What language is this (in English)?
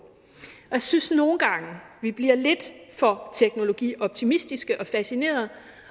Danish